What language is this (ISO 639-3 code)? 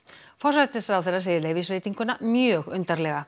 isl